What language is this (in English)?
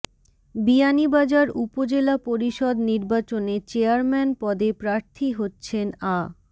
Bangla